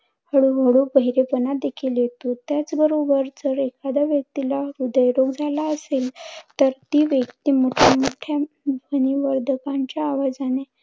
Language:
Marathi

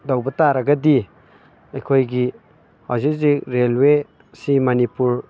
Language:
Manipuri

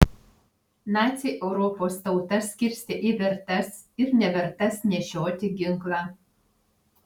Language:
Lithuanian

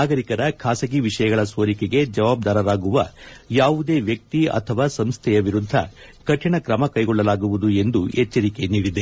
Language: Kannada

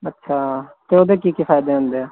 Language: Punjabi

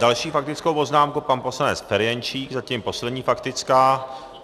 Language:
Czech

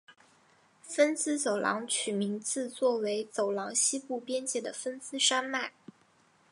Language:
Chinese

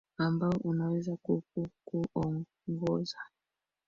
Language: Swahili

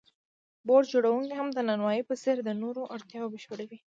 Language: Pashto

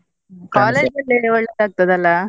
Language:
Kannada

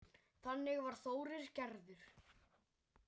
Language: Icelandic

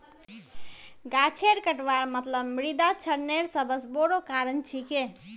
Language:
Magahi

